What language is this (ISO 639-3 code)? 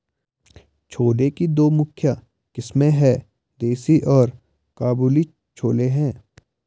hin